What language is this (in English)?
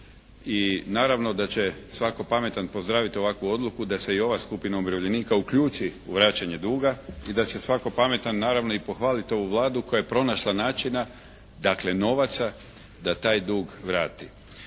Croatian